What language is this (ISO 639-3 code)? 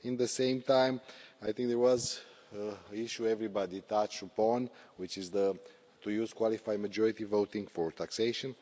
eng